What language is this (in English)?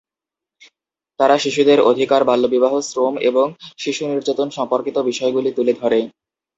Bangla